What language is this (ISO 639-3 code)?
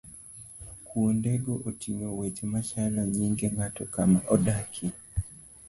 luo